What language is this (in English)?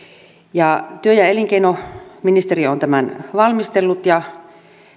Finnish